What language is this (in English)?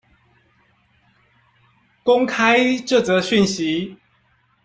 Chinese